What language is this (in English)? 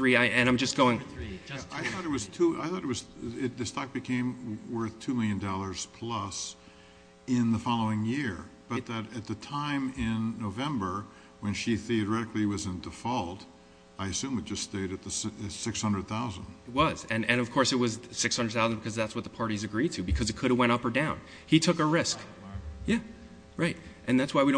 English